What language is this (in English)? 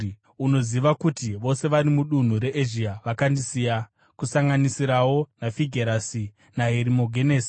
Shona